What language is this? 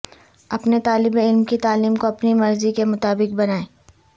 Urdu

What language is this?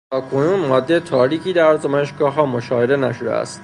Persian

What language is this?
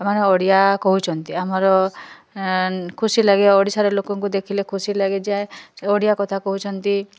Odia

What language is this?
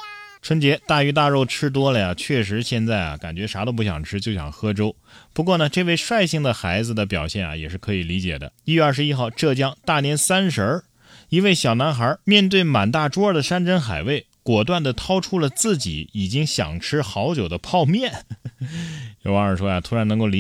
Chinese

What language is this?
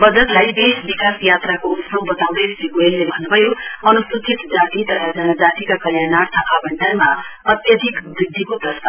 Nepali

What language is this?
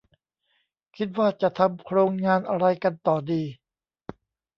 Thai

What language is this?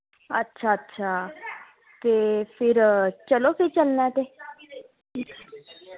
Dogri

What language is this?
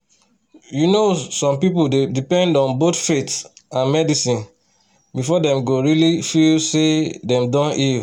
Nigerian Pidgin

